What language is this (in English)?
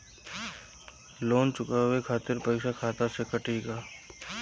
Bhojpuri